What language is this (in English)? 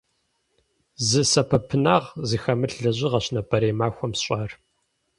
Kabardian